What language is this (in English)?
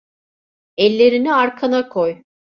Turkish